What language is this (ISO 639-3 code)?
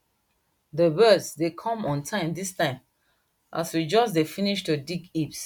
pcm